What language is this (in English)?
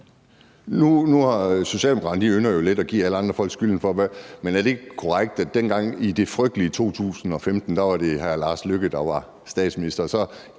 Danish